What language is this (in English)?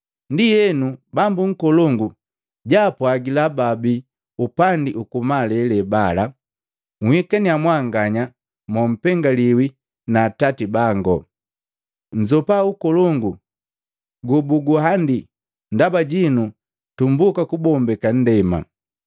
Matengo